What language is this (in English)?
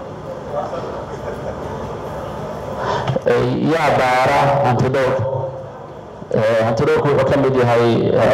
Arabic